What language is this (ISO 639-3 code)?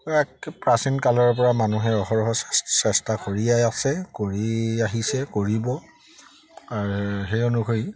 asm